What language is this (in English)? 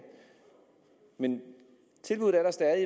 Danish